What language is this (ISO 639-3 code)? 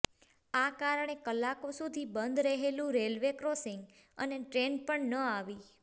guj